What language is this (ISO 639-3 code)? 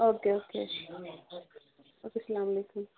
kas